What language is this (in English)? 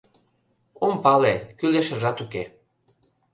Mari